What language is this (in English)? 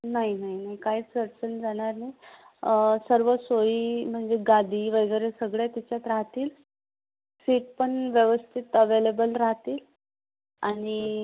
Marathi